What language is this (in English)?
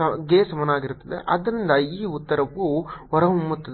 Kannada